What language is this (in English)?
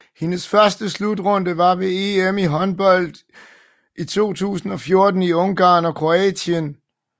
Danish